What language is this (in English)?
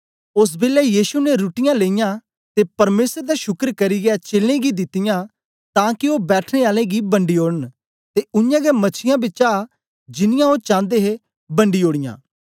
Dogri